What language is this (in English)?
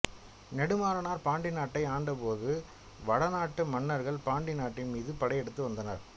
Tamil